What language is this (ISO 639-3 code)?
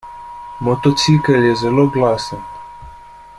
slv